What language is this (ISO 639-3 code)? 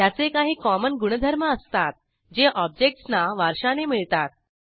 mar